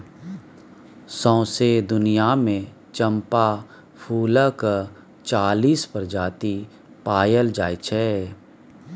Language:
Maithili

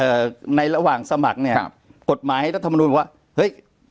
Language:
Thai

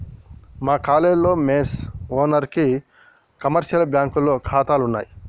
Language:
Telugu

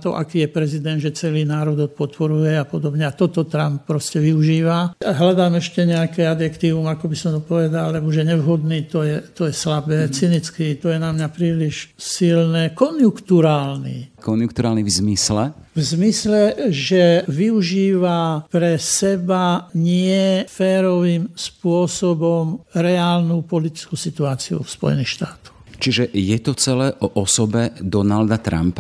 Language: Slovak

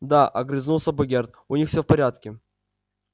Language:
Russian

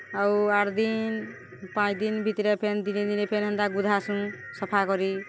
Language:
Odia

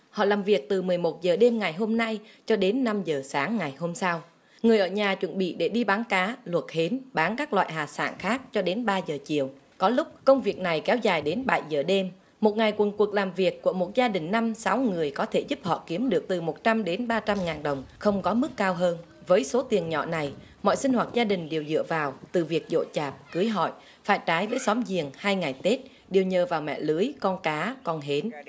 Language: Vietnamese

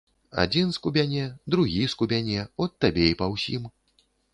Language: Belarusian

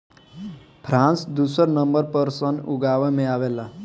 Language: Bhojpuri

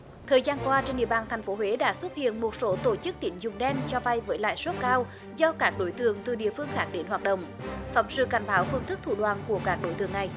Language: Vietnamese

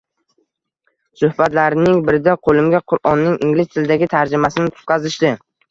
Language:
Uzbek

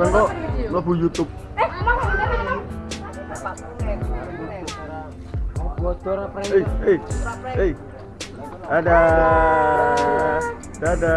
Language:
Indonesian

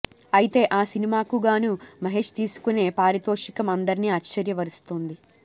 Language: Telugu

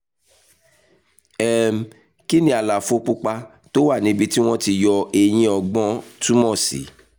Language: Yoruba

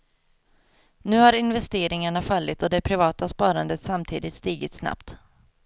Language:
Swedish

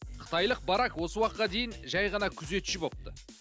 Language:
Kazakh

